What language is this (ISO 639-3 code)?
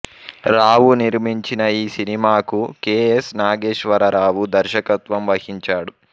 tel